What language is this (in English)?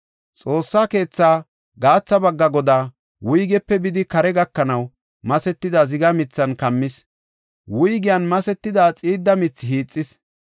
Gofa